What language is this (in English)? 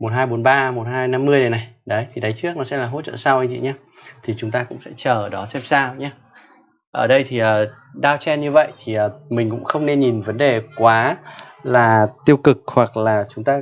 Vietnamese